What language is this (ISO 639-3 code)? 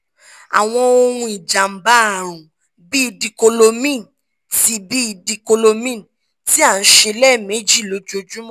yor